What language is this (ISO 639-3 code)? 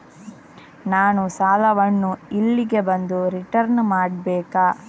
kan